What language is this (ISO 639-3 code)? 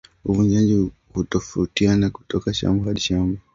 swa